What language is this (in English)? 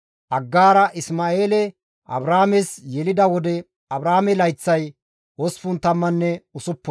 Gamo